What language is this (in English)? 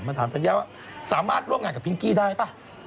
Thai